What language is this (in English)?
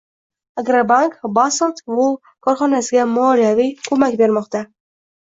Uzbek